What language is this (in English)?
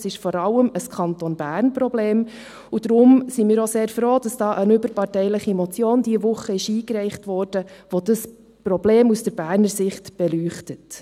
Swiss German